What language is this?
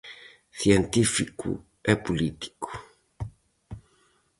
Galician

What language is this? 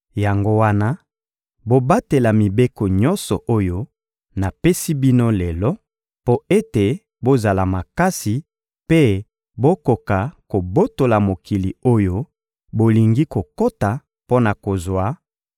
Lingala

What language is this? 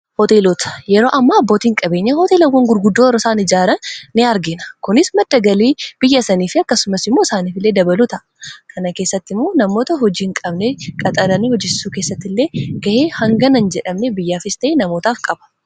Oromo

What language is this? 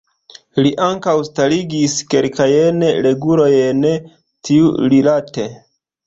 Esperanto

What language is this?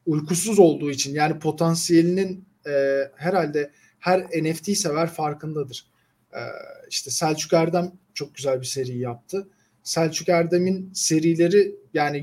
Turkish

